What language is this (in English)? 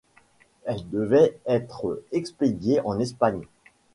French